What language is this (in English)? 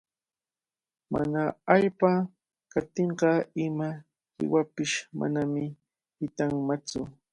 Cajatambo North Lima Quechua